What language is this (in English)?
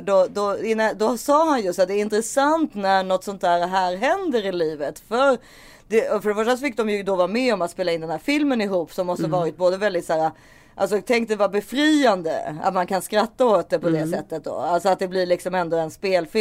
Swedish